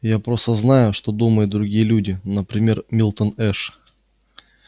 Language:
Russian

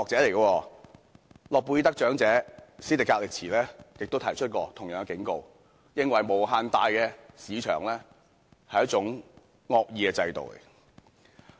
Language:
Cantonese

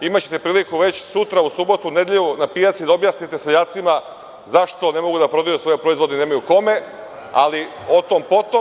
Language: Serbian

